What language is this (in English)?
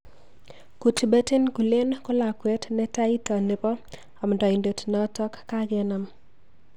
Kalenjin